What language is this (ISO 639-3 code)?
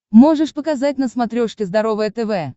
rus